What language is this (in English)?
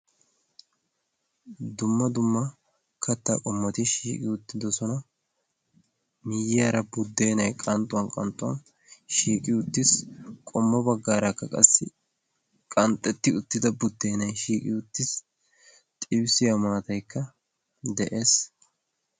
Wolaytta